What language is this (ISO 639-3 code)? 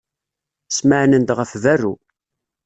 kab